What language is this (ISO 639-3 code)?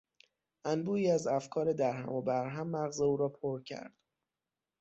fas